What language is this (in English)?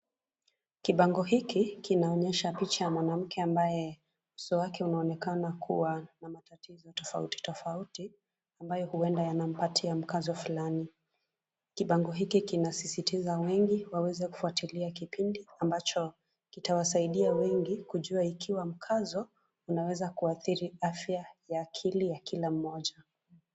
Swahili